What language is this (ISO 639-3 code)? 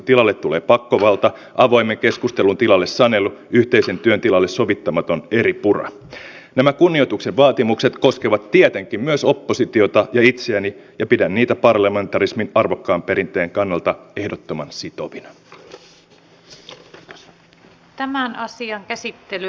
fin